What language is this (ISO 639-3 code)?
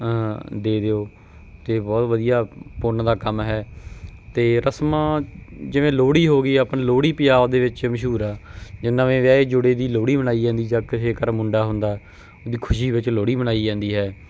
pan